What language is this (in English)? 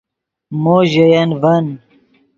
Yidgha